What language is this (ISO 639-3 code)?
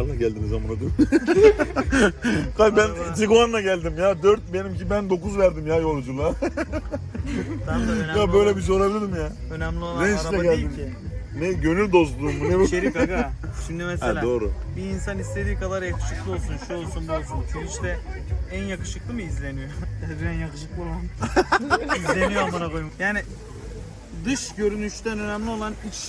tur